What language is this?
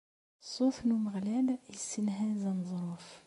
Kabyle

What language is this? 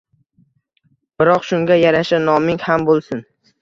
Uzbek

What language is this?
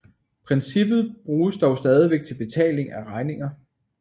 Danish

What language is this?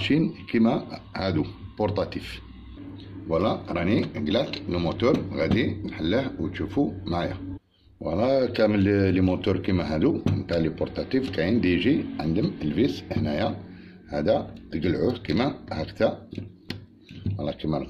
Arabic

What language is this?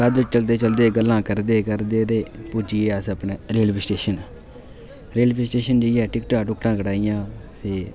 Dogri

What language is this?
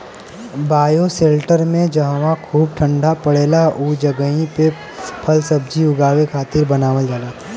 Bhojpuri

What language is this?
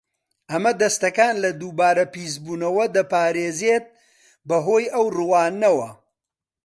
Central Kurdish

